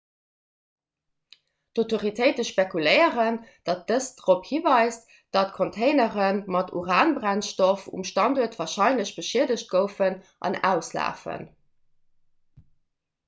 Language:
Luxembourgish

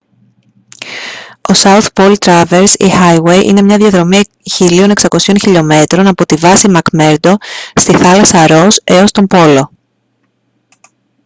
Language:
Greek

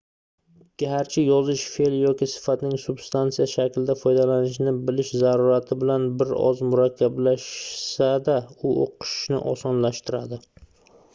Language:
Uzbek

